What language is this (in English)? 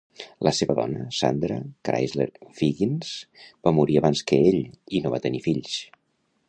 Catalan